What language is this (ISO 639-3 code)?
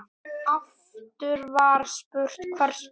isl